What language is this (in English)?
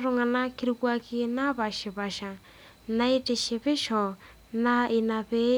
Masai